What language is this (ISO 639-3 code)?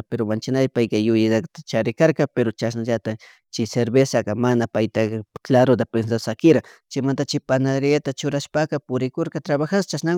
qug